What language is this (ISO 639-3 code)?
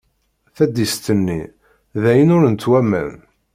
kab